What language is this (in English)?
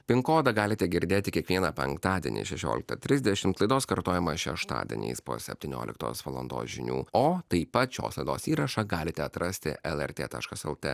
Lithuanian